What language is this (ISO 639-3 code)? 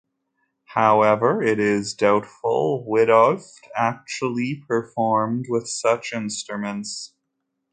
eng